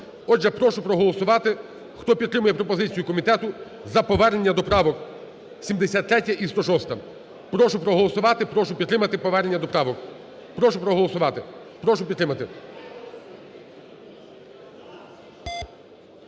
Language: Ukrainian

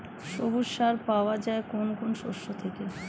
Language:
Bangla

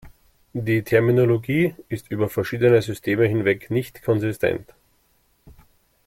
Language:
German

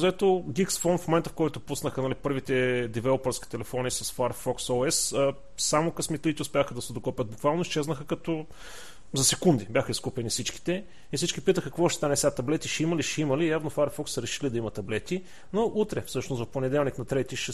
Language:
Bulgarian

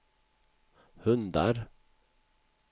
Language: Swedish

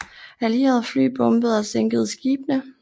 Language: Danish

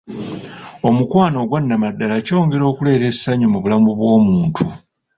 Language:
Ganda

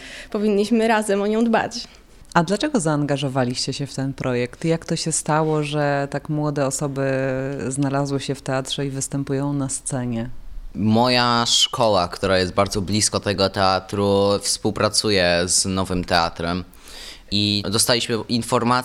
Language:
Polish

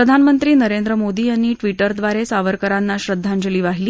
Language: Marathi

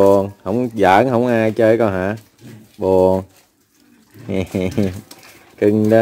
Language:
Vietnamese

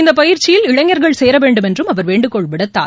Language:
Tamil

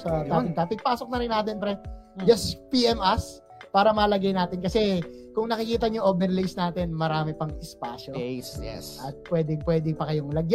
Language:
Filipino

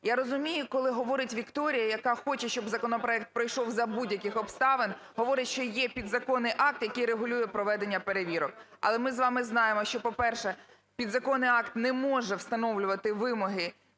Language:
Ukrainian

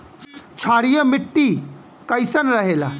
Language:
Bhojpuri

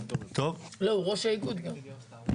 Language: Hebrew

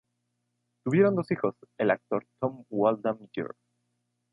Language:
Spanish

